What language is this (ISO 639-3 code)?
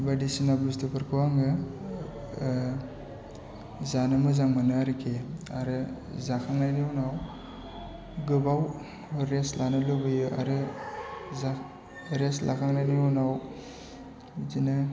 brx